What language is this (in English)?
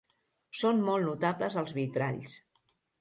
Catalan